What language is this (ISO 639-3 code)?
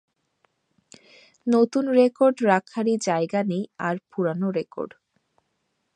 ben